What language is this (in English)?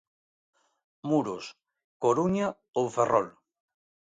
Galician